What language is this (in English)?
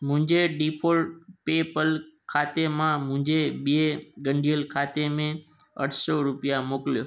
Sindhi